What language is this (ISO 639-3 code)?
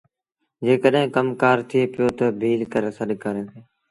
sbn